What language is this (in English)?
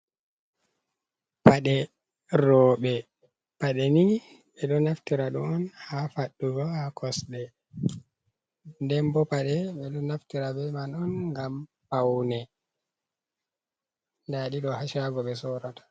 Fula